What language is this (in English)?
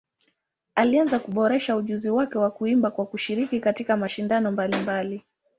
Swahili